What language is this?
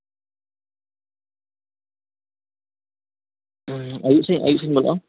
Santali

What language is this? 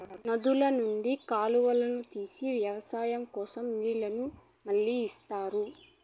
Telugu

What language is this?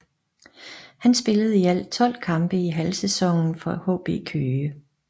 Danish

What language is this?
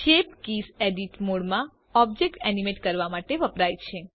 Gujarati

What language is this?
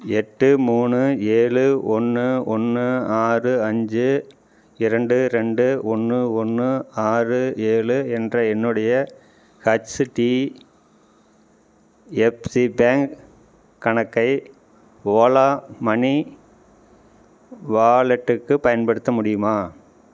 Tamil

